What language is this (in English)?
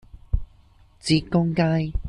Cantonese